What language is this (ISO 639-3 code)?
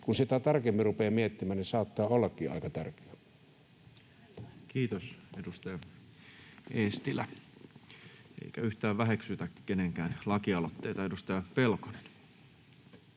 fin